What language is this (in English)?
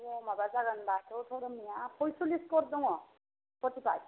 Bodo